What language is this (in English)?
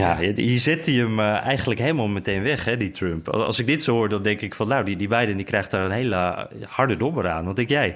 Dutch